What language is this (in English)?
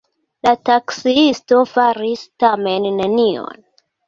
Esperanto